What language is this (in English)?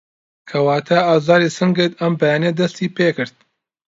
Central Kurdish